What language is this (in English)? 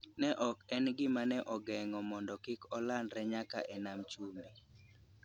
Luo (Kenya and Tanzania)